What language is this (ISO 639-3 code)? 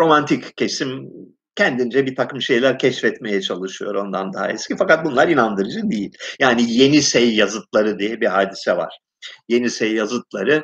tur